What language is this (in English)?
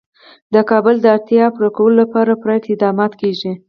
Pashto